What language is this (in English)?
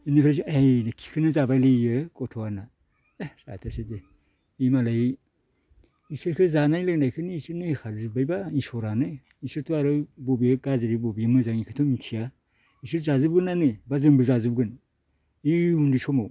Bodo